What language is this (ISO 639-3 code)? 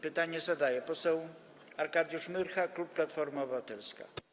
pol